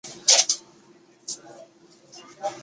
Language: Chinese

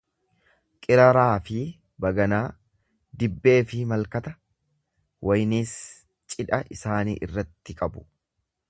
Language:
Oromo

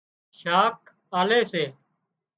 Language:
Wadiyara Koli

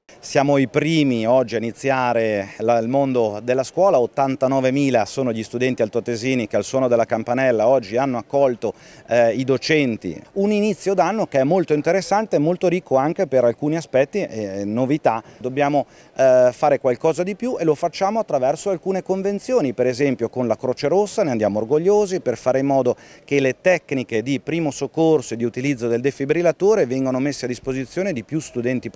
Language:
Italian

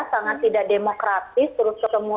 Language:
Indonesian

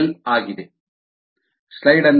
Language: Kannada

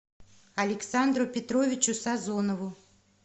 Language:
Russian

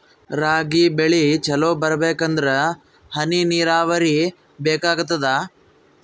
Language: Kannada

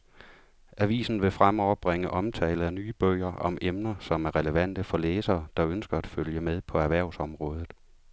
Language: Danish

